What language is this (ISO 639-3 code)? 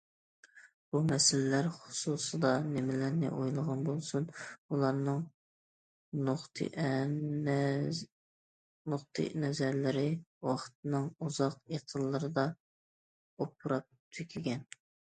uig